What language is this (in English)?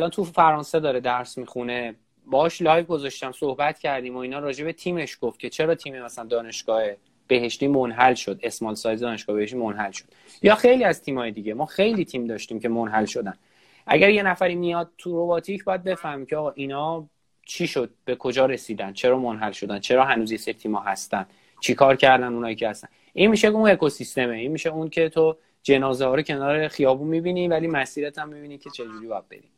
Persian